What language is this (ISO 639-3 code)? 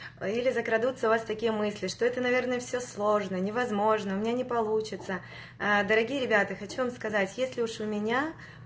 rus